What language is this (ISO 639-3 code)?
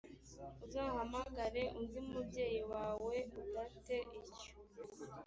kin